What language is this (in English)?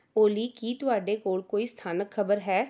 Punjabi